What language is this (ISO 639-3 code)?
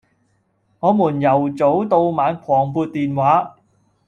yue